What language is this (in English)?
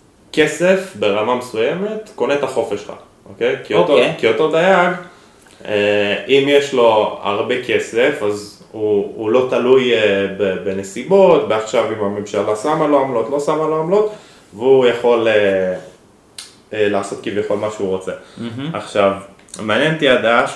Hebrew